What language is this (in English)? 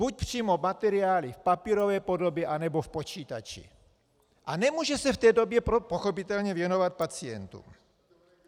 Czech